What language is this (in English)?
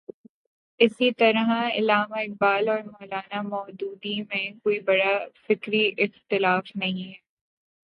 Urdu